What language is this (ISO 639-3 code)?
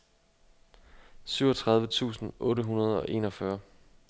dan